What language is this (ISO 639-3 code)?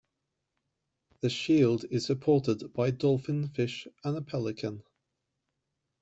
eng